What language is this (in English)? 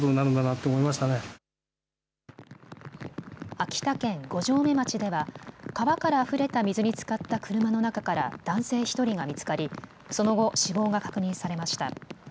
Japanese